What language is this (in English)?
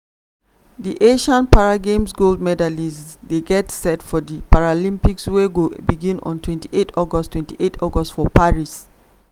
Nigerian Pidgin